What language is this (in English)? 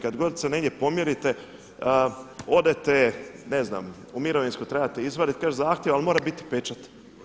Croatian